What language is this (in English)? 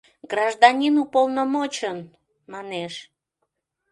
Mari